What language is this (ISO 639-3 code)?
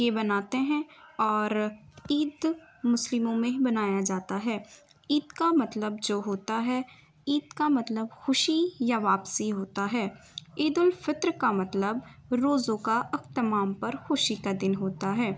urd